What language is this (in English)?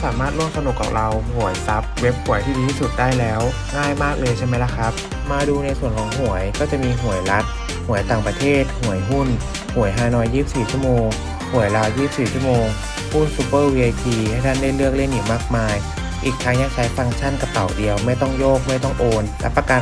Thai